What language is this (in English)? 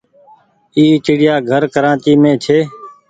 Goaria